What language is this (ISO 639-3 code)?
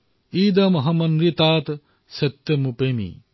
asm